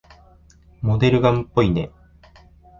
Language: Japanese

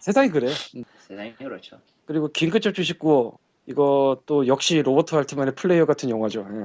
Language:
Korean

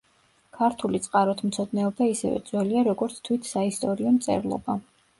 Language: Georgian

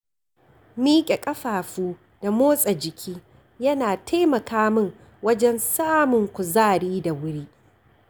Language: Hausa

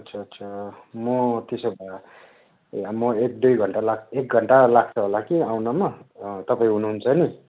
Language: Nepali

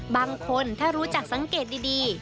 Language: Thai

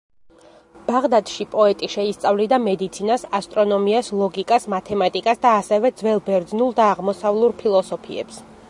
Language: Georgian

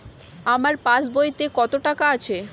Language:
Bangla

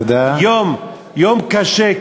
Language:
Hebrew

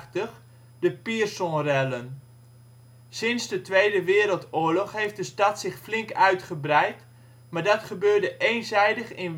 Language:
Dutch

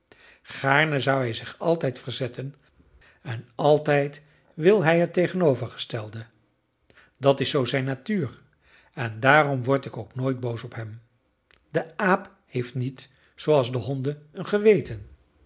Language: Dutch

